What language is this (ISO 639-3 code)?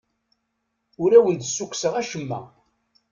kab